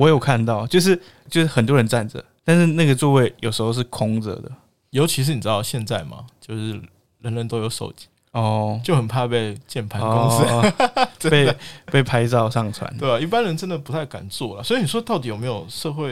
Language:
Chinese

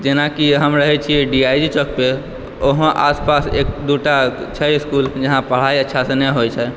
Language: Maithili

